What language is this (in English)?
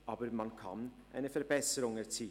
Swiss German